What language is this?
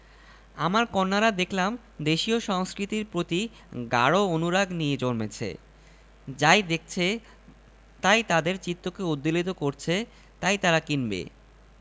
Bangla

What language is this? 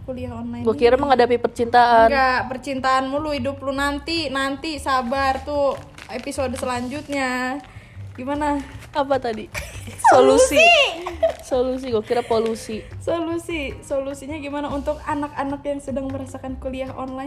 Indonesian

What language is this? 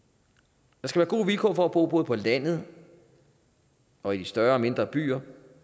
Danish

